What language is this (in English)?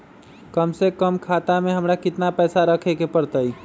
Magahi